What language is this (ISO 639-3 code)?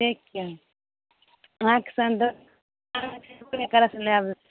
mai